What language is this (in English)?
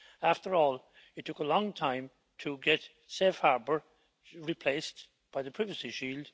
English